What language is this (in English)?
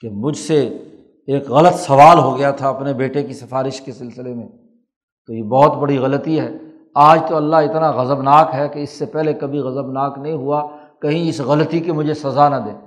Urdu